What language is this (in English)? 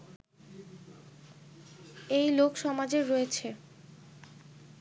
Bangla